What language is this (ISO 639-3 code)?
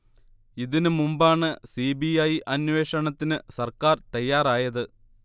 mal